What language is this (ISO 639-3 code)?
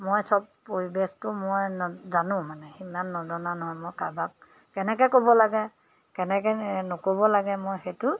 asm